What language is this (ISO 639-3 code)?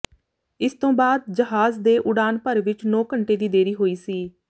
pan